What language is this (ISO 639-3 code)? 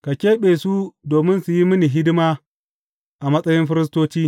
hau